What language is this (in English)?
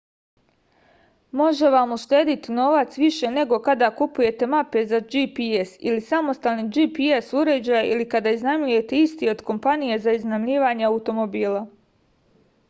Serbian